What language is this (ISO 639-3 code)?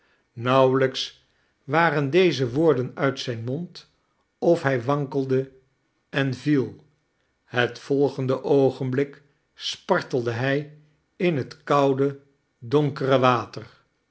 nld